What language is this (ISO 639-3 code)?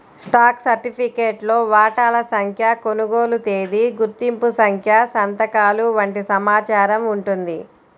tel